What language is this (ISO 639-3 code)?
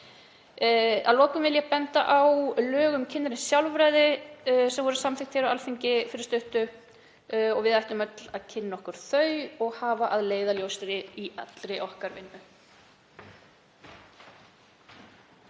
isl